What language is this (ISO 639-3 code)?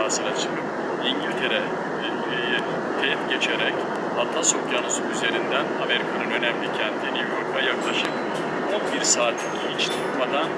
tur